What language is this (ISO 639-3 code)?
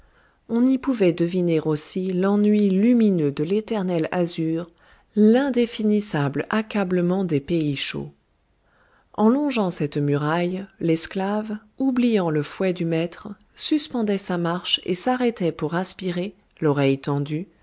fra